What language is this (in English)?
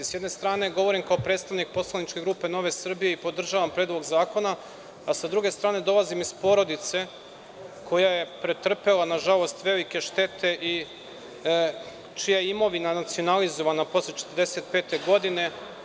Serbian